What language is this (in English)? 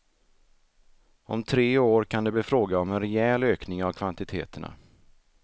Swedish